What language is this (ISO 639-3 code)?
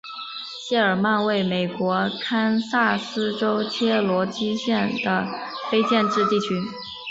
zho